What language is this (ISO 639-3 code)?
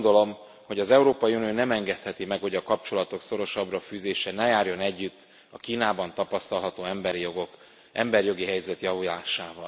hun